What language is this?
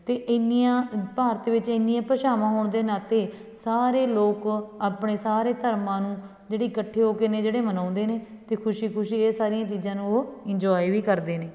Punjabi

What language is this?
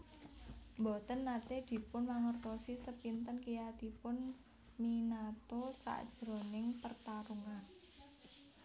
Javanese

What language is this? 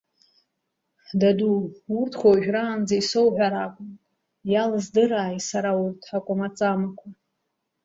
Abkhazian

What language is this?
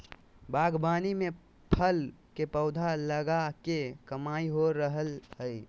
Magahi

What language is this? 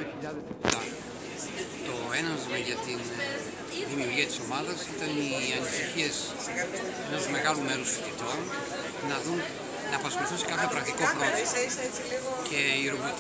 Greek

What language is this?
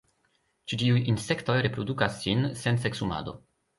Esperanto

